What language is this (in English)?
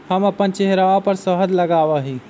Magahi